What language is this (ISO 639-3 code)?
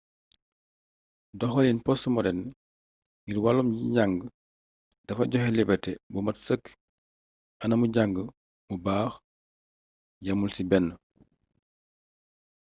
wol